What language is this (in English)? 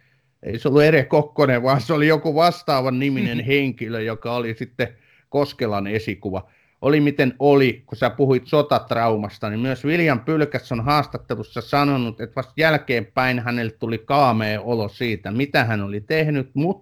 Finnish